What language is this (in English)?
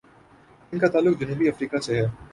Urdu